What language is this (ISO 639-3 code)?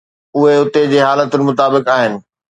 snd